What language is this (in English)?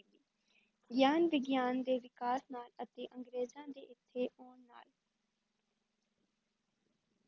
Punjabi